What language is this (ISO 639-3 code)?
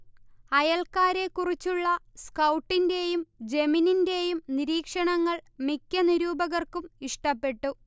mal